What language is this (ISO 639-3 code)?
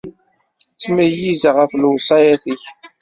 kab